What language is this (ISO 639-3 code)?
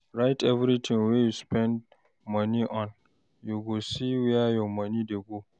pcm